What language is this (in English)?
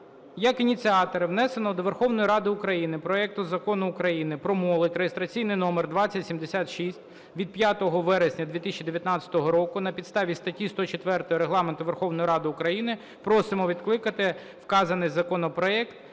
Ukrainian